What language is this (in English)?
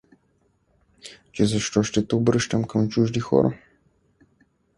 Bulgarian